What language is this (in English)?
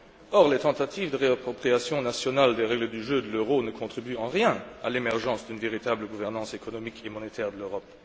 French